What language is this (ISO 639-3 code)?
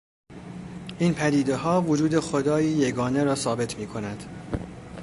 fas